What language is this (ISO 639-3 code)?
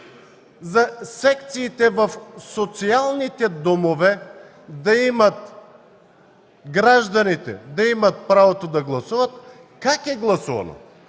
bul